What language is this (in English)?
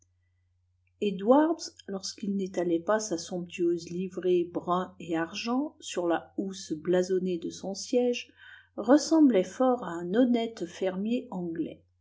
French